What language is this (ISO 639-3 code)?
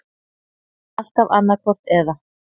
isl